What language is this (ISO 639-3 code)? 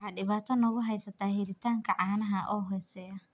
som